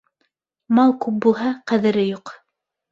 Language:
Bashkir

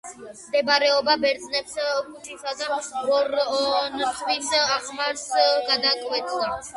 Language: Georgian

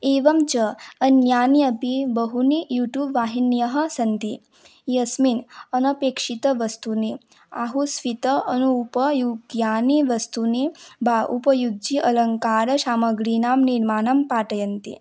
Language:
Sanskrit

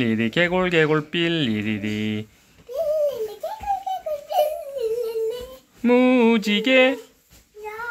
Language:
Korean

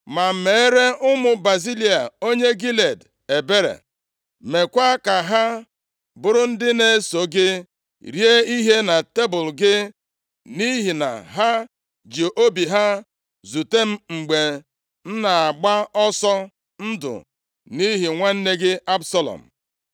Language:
Igbo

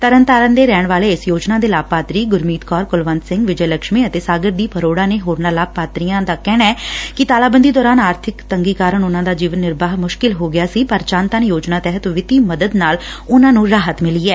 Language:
Punjabi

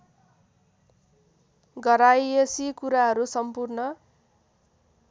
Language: Nepali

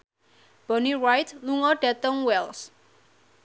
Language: Javanese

